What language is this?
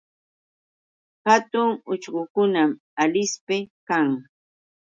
Yauyos Quechua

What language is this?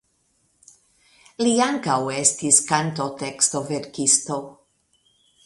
Esperanto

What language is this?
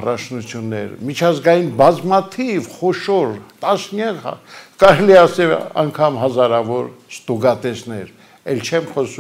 Romanian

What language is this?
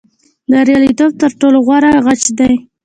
Pashto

